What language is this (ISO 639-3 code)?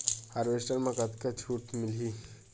hne